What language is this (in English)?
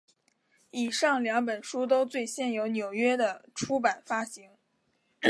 Chinese